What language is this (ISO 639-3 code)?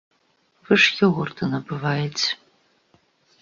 bel